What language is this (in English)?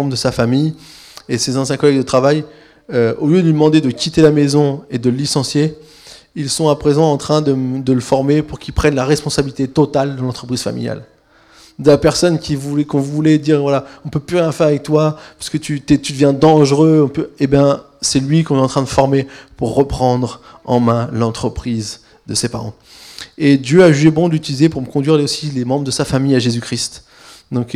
French